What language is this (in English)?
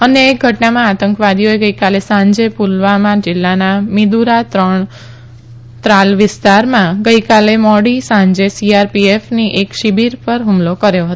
Gujarati